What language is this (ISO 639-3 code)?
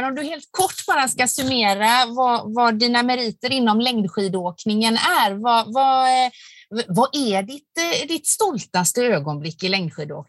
swe